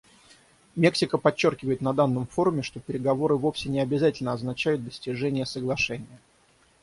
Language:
Russian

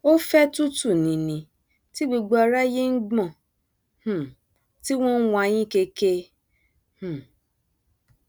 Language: Yoruba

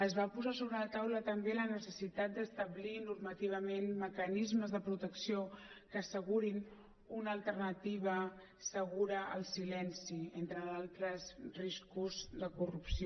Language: Catalan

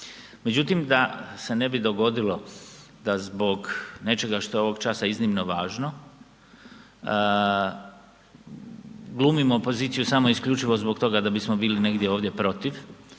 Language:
Croatian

